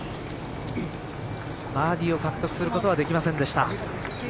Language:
Japanese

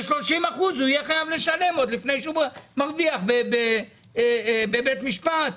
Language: Hebrew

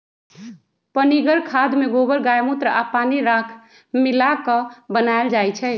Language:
Magahi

